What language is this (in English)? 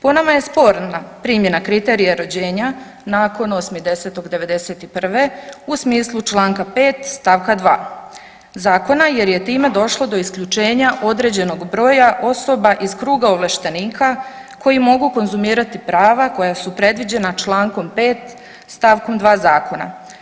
Croatian